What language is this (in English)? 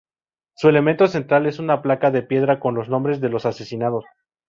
Spanish